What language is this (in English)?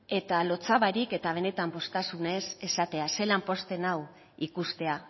Basque